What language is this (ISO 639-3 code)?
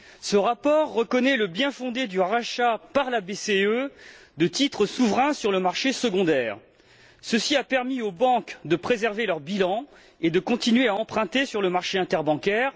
fra